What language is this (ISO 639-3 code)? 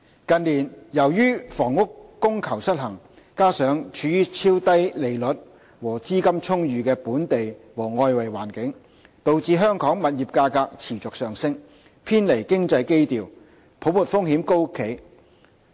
yue